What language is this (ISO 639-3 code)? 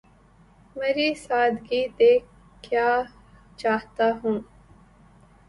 urd